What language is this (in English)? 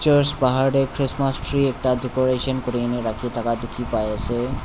Naga Pidgin